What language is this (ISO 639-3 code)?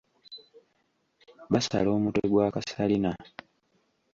lug